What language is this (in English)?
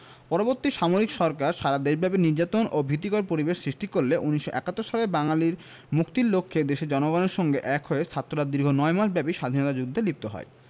Bangla